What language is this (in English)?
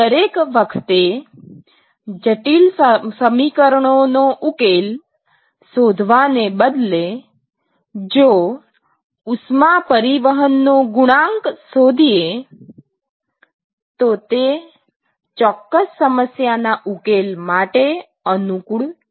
Gujarati